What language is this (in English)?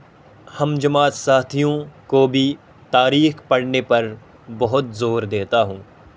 Urdu